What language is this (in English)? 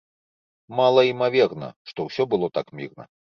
Belarusian